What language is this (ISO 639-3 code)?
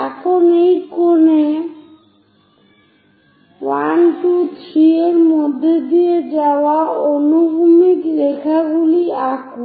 ben